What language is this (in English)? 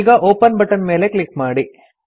Kannada